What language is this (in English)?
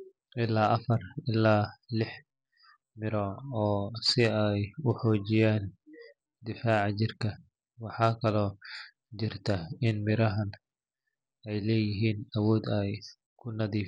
Somali